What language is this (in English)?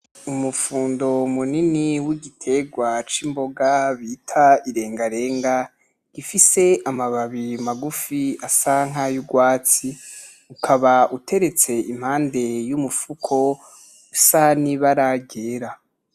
Rundi